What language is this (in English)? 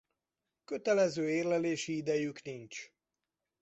Hungarian